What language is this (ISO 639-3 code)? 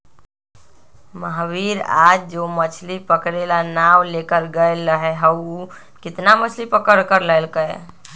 mag